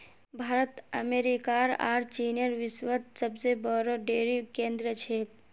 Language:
Magahi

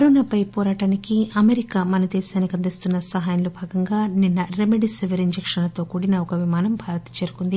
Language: Telugu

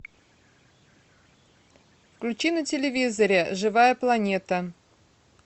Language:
Russian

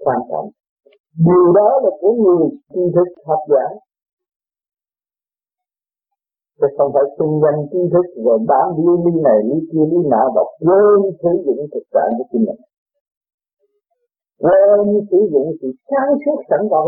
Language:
Vietnamese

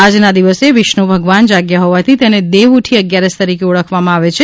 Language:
Gujarati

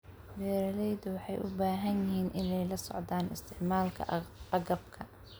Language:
Somali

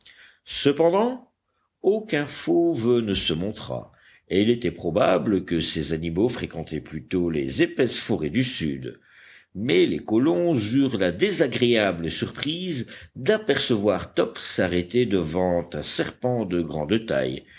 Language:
French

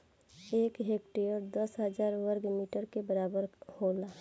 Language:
Bhojpuri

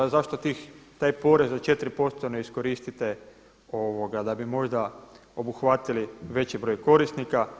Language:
Croatian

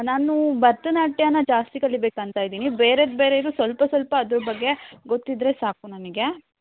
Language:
Kannada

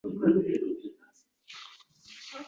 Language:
Uzbek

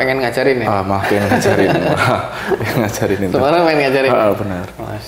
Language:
Indonesian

